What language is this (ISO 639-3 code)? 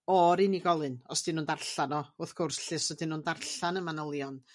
cym